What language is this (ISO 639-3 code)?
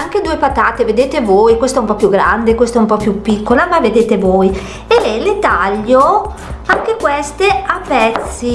ita